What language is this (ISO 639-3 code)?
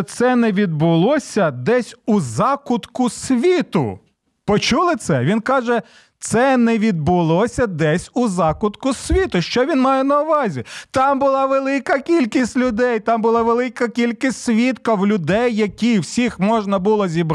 ukr